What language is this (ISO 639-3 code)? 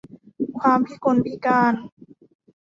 tha